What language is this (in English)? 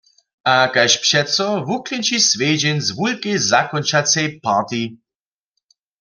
Upper Sorbian